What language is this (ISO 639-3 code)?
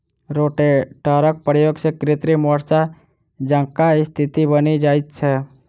mai